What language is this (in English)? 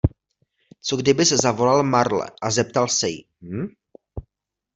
Czech